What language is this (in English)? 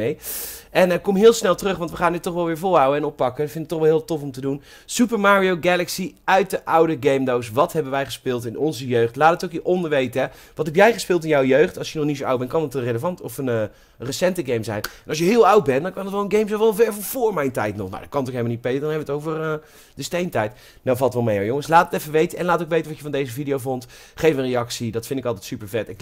Dutch